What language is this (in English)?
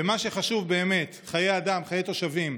Hebrew